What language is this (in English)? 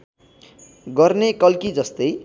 Nepali